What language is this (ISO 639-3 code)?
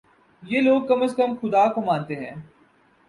urd